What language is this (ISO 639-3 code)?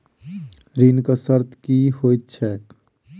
mai